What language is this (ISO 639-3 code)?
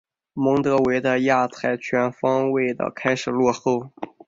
zho